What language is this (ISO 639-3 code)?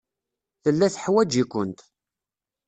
kab